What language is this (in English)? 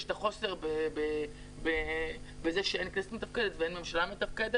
Hebrew